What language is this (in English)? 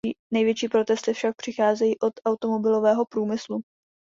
Czech